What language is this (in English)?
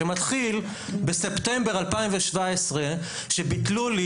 Hebrew